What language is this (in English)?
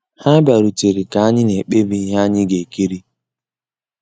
Igbo